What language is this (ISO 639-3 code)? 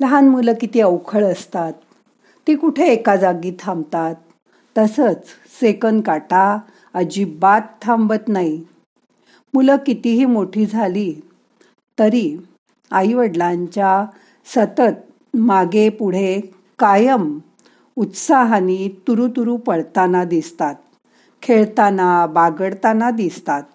mar